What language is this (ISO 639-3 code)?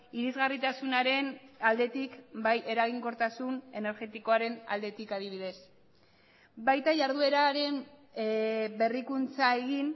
eus